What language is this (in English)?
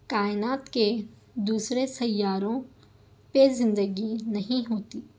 Urdu